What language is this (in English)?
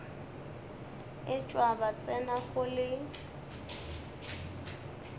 Northern Sotho